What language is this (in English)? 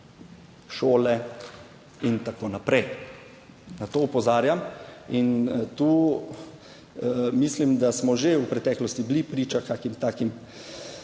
Slovenian